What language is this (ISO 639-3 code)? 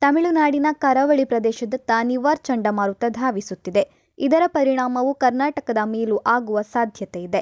kan